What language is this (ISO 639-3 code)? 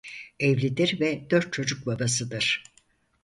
tur